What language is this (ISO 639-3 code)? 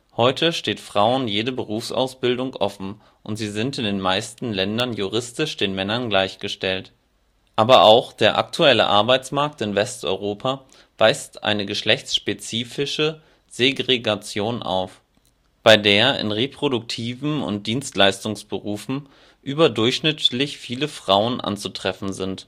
deu